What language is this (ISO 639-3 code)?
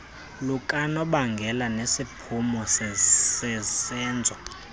xho